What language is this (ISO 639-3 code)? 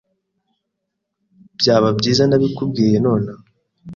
kin